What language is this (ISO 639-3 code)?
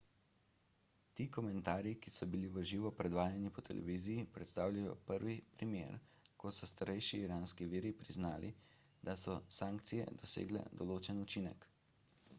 slv